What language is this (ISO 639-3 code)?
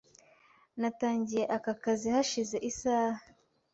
kin